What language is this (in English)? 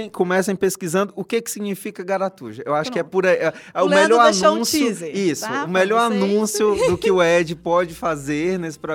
Portuguese